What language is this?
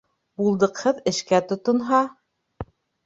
Bashkir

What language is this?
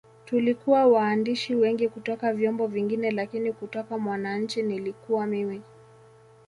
Swahili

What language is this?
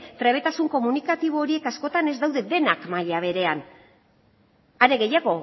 Basque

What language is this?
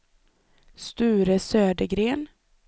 Swedish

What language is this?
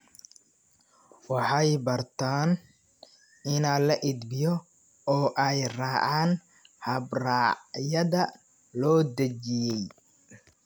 Somali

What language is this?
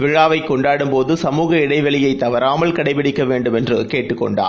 Tamil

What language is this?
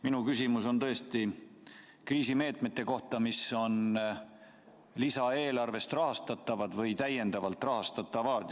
Estonian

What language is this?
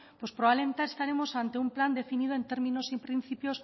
Spanish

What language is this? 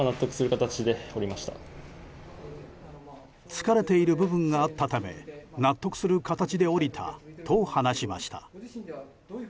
Japanese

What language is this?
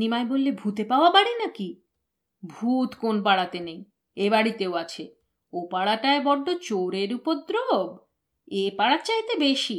Bangla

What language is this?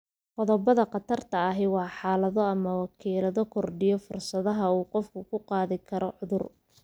Somali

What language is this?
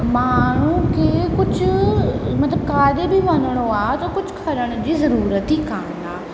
Sindhi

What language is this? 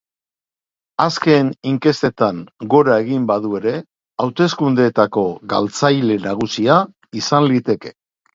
Basque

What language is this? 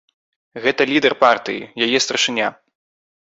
Belarusian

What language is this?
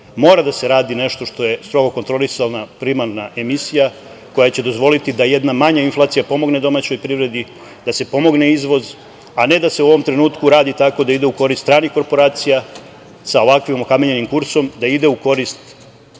Serbian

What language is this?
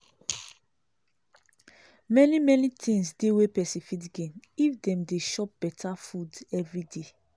Nigerian Pidgin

